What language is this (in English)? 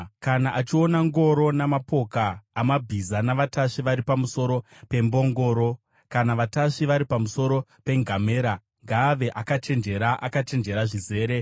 Shona